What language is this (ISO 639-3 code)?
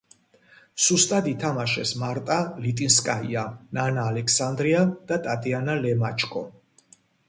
kat